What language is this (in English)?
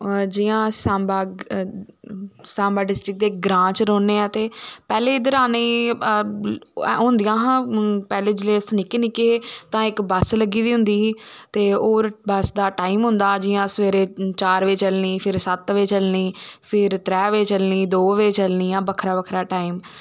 Dogri